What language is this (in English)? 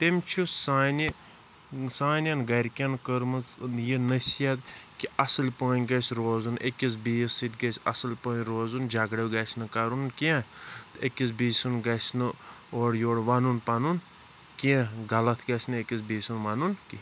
Kashmiri